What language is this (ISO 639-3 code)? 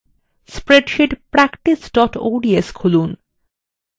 ben